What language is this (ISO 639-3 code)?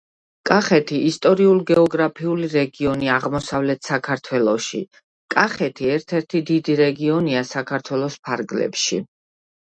kat